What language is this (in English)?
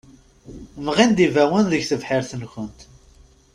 Kabyle